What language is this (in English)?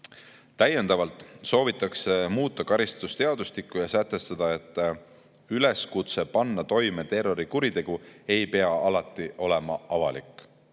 Estonian